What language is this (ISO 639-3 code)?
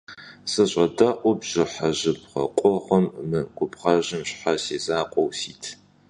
kbd